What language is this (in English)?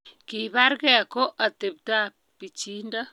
Kalenjin